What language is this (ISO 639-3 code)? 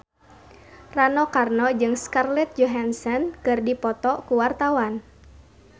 sun